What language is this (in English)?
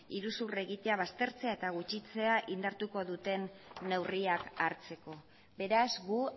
Basque